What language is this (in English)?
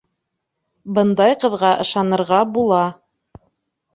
Bashkir